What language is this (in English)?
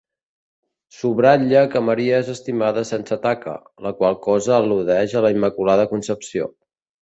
Catalan